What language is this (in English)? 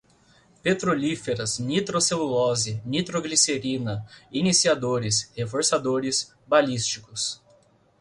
Portuguese